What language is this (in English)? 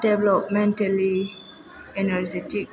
Bodo